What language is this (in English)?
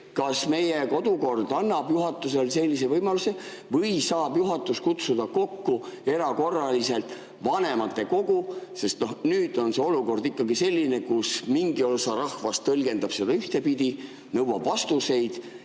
Estonian